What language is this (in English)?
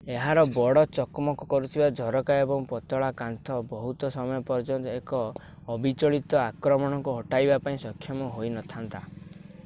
Odia